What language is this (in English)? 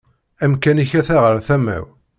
Kabyle